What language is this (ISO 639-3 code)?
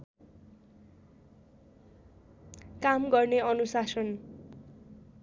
nep